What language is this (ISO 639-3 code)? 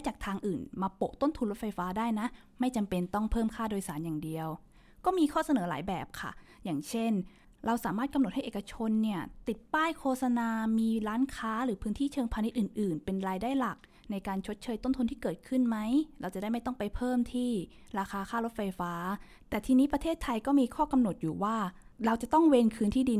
tha